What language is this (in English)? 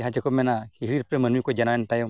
Santali